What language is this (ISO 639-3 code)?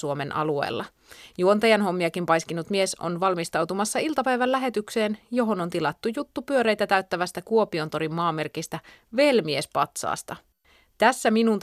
fin